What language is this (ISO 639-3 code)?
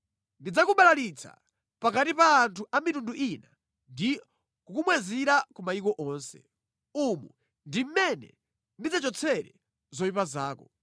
nya